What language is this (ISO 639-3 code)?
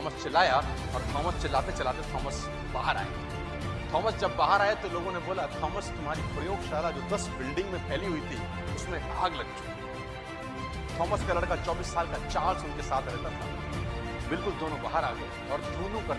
hin